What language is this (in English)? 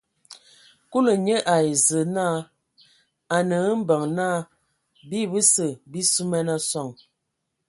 Ewondo